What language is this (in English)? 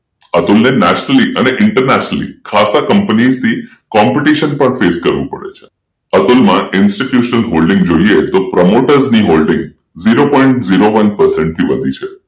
Gujarati